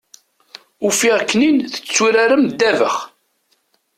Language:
Kabyle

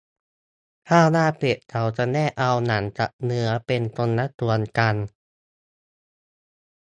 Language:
Thai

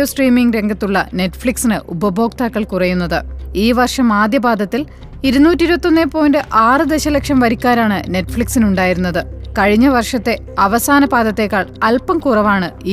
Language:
Malayalam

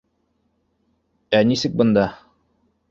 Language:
Bashkir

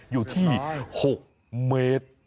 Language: Thai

